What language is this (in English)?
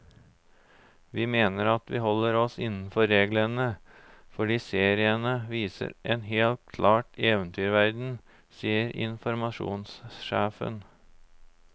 Norwegian